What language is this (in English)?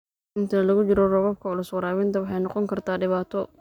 Somali